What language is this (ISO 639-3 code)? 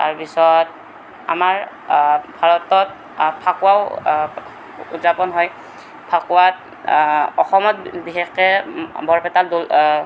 asm